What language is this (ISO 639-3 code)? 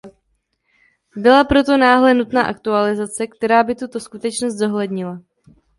ces